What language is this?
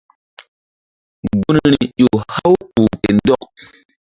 Mbum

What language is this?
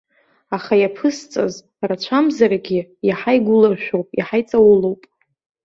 Abkhazian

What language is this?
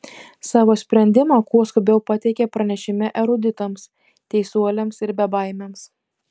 Lithuanian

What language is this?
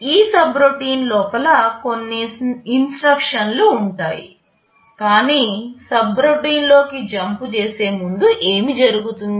Telugu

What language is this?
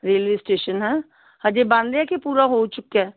Punjabi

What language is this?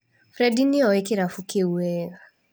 Kikuyu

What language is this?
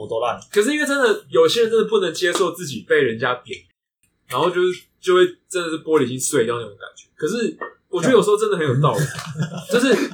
Chinese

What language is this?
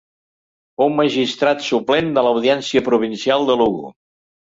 Catalan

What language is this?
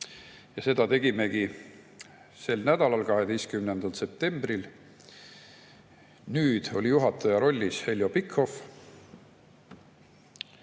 Estonian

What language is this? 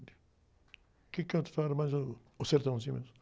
Portuguese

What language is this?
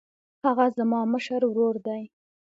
Pashto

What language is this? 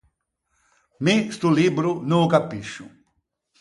Ligurian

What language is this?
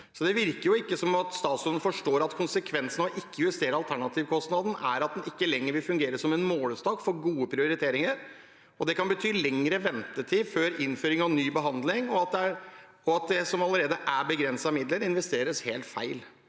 Norwegian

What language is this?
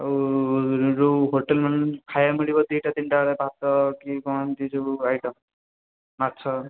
Odia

